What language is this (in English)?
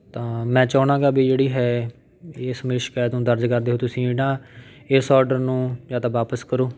Punjabi